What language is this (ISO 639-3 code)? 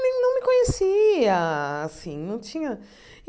por